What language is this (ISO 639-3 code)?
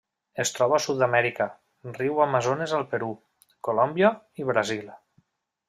cat